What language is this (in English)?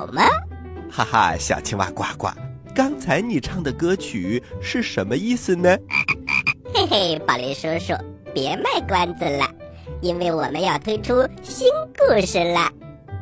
Chinese